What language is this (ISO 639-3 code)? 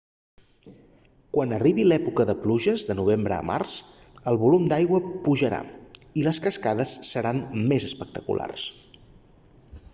cat